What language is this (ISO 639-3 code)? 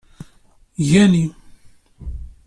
kab